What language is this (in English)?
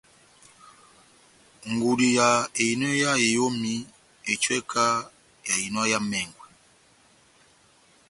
Batanga